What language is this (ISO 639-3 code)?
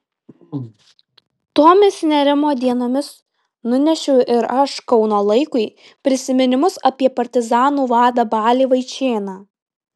lit